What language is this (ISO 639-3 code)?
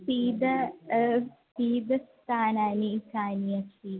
san